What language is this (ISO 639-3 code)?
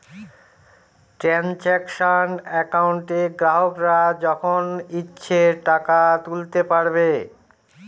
ben